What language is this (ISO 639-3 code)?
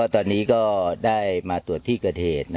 tha